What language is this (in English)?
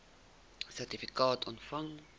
Afrikaans